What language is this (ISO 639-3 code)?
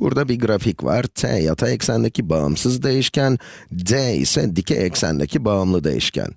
tur